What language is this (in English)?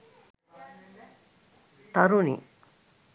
Sinhala